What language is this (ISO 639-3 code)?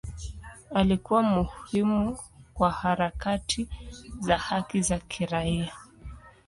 swa